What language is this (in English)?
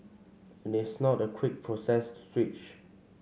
English